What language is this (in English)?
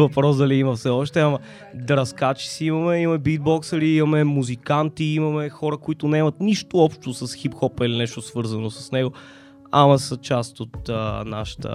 Bulgarian